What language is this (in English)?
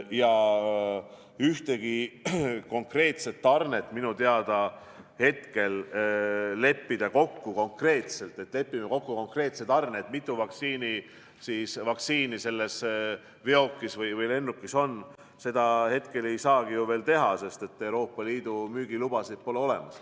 Estonian